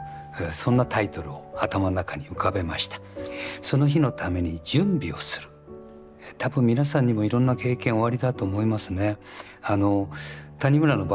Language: Japanese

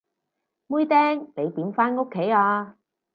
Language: Cantonese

